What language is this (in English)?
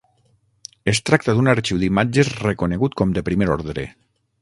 Catalan